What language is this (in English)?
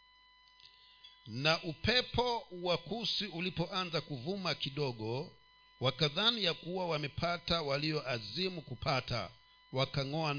Swahili